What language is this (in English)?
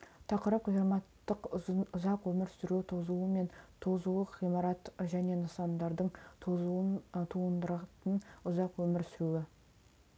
Kazakh